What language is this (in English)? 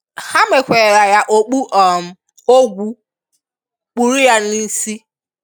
Igbo